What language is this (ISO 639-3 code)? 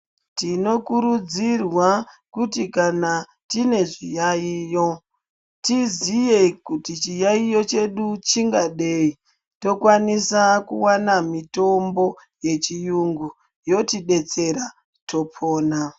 ndc